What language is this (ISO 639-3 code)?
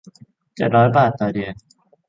tha